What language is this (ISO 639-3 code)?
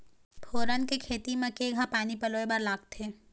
hne